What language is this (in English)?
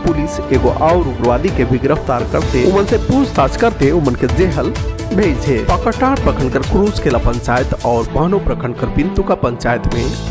Hindi